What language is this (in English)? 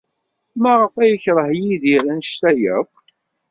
Kabyle